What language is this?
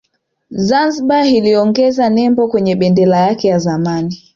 Swahili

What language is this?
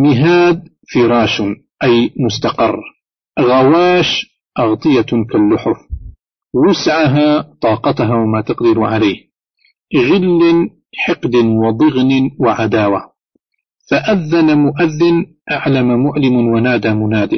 Arabic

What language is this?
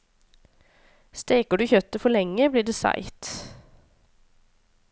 Norwegian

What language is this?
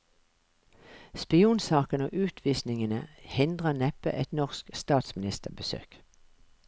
Norwegian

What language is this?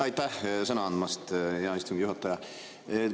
Estonian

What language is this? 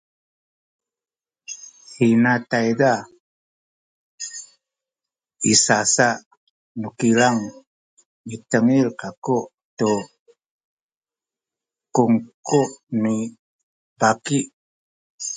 Sakizaya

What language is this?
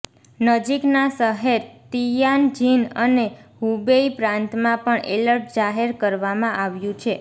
Gujarati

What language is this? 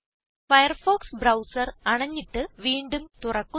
Malayalam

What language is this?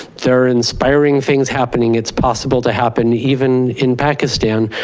English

